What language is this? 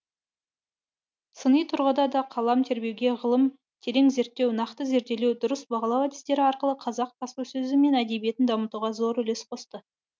Kazakh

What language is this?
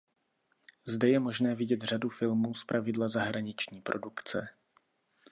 Czech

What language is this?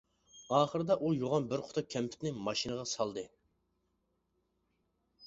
Uyghur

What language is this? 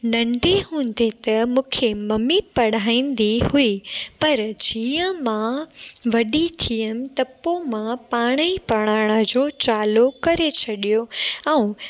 Sindhi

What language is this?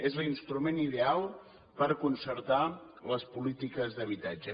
Catalan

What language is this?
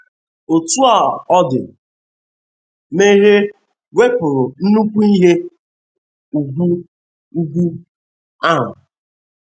Igbo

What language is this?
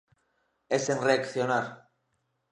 Galician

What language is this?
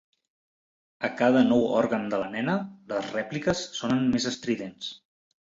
Catalan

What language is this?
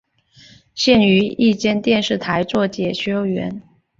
Chinese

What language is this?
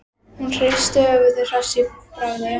Icelandic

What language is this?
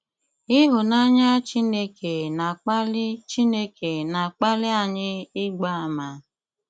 Igbo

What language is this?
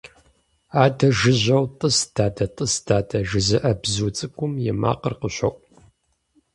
Kabardian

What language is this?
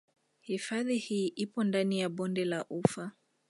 Swahili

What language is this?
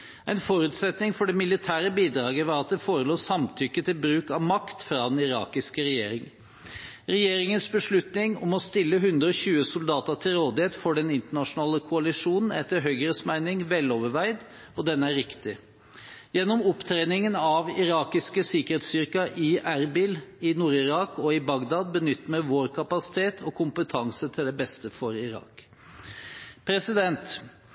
Norwegian Bokmål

